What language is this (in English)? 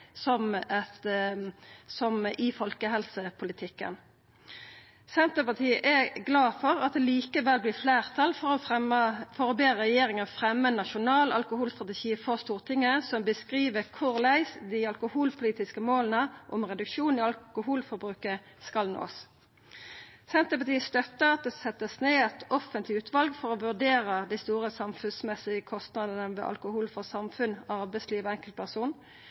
Norwegian Nynorsk